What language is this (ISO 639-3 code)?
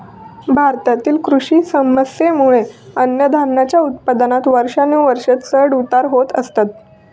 mar